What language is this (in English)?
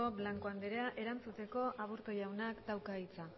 Basque